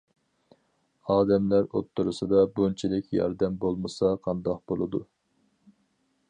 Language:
Uyghur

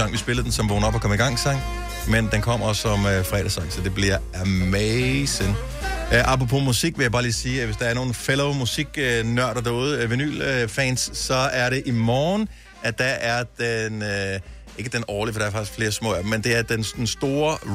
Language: Danish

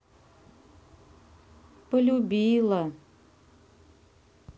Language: Russian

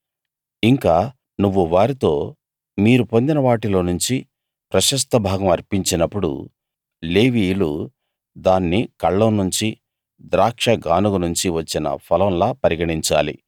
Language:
Telugu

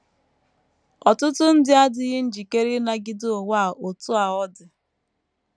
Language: Igbo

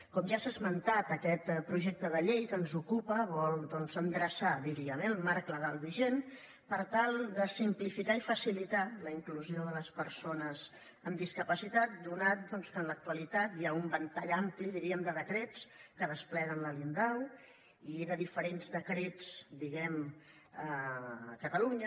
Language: Catalan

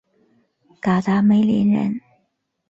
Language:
Chinese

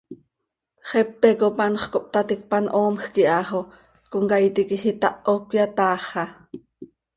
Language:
Seri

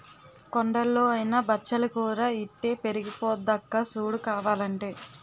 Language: Telugu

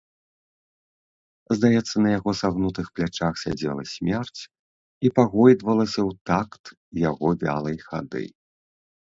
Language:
Belarusian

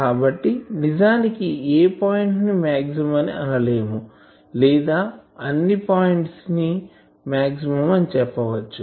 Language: Telugu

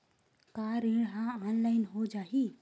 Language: Chhattisgarhi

